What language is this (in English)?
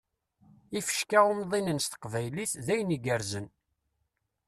Kabyle